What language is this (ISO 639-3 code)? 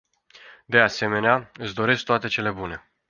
ron